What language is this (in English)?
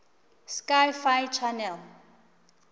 Northern Sotho